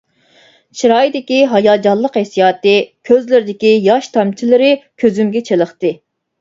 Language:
Uyghur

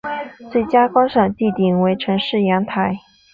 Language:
Chinese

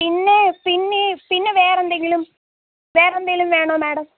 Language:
Malayalam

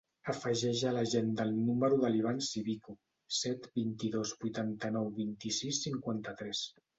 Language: Catalan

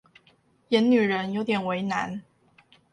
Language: Chinese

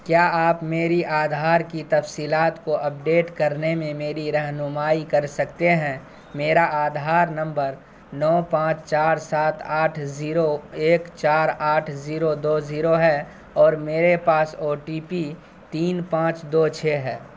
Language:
Urdu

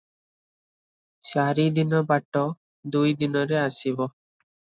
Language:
Odia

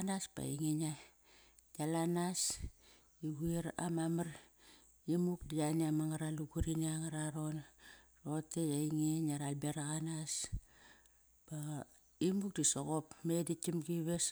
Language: Kairak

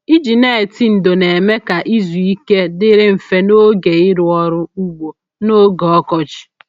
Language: Igbo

